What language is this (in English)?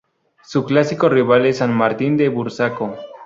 Spanish